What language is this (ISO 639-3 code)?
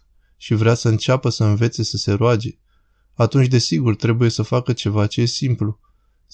ron